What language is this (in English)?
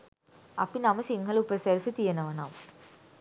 Sinhala